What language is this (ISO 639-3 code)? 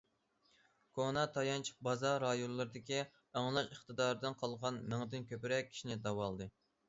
uig